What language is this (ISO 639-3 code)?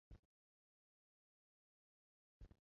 zho